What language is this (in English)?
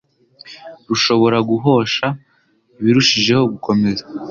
Kinyarwanda